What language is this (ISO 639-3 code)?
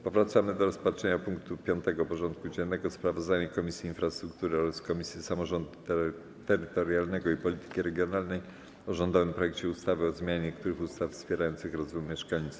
pol